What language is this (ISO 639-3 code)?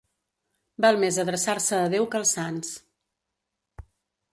cat